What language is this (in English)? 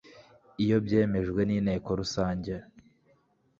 Kinyarwanda